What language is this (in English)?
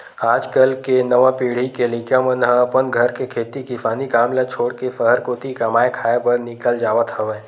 Chhattisgarhi